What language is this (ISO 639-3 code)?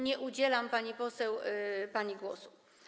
pol